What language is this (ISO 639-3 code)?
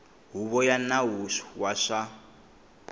tso